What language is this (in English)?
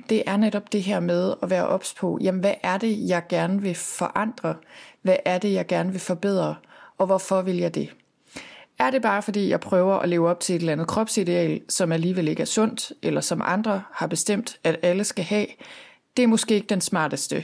Danish